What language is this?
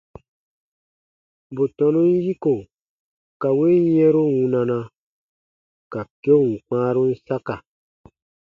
Baatonum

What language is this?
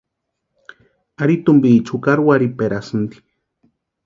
Western Highland Purepecha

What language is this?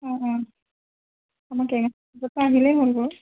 Assamese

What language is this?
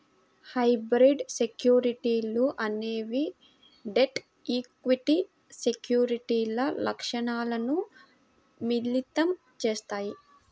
Telugu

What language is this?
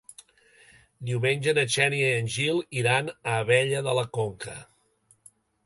Catalan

